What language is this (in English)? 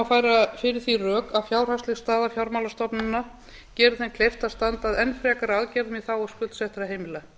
Icelandic